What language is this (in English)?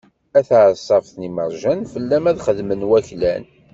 Kabyle